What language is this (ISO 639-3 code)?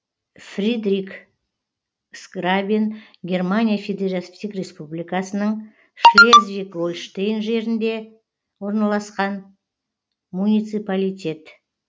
kaz